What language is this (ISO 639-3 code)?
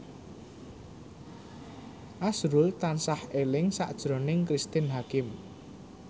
jav